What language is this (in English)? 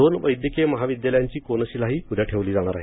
Marathi